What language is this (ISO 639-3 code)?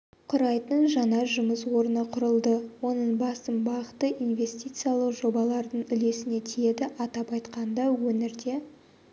kaz